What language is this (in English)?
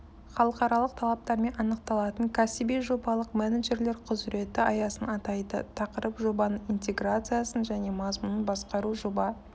Kazakh